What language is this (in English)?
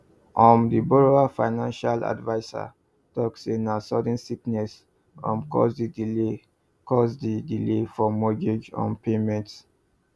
Nigerian Pidgin